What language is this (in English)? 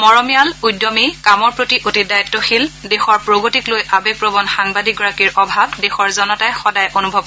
Assamese